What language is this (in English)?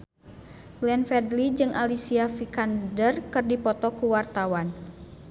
Sundanese